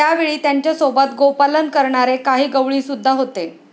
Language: Marathi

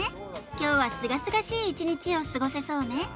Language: Japanese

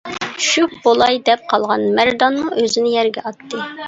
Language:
Uyghur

